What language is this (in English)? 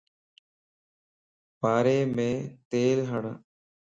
Lasi